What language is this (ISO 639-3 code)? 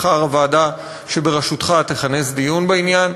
heb